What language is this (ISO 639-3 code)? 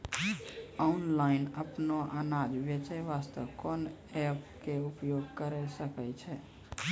mai